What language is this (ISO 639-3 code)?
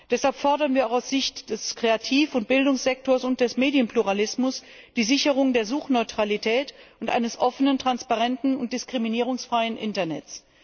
deu